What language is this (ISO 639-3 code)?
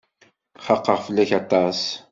kab